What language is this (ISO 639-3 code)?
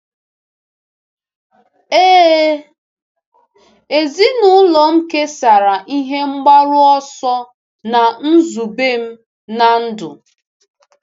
ibo